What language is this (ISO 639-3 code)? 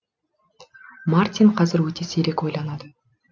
kaz